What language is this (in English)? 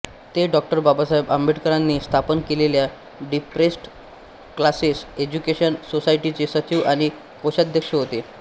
Marathi